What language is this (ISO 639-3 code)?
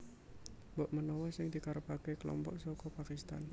jav